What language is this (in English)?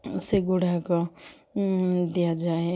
Odia